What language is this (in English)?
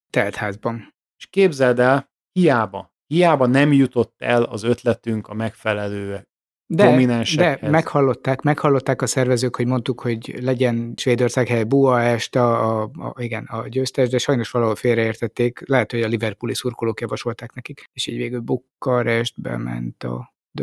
Hungarian